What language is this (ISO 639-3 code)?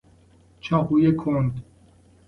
fas